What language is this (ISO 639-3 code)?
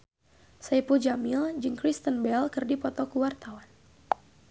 sun